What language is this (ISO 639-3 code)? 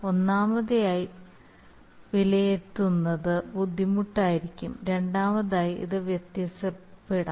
mal